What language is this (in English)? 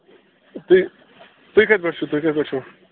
Kashmiri